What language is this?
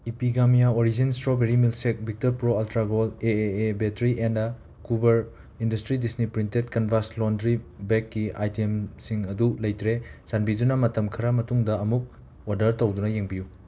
Manipuri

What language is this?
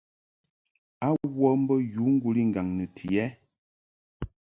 Mungaka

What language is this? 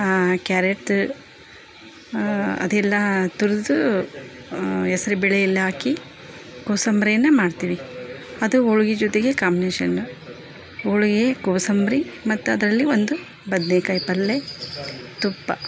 Kannada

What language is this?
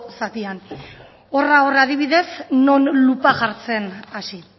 Basque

